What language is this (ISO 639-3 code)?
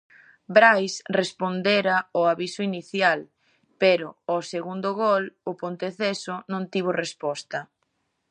glg